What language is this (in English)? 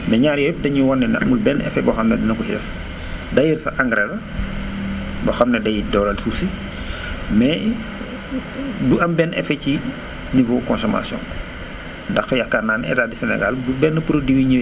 Wolof